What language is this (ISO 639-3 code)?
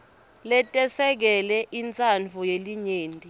ssw